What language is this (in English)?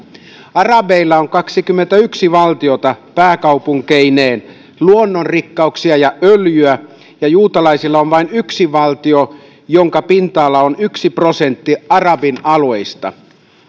Finnish